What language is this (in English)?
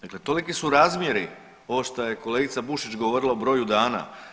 Croatian